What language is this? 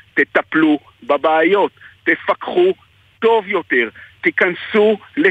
Hebrew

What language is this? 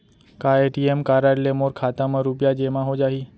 Chhattisgarhi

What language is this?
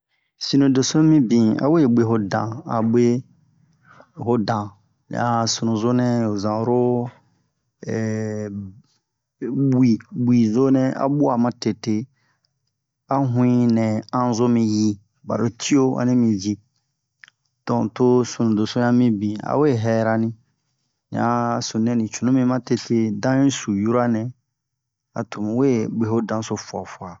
Bomu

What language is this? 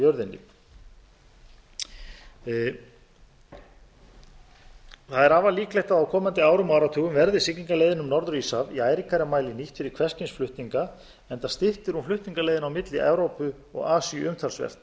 Icelandic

